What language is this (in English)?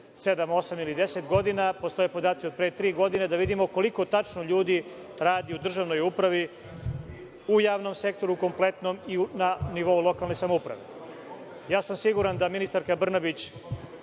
Serbian